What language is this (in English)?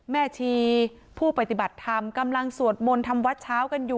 Thai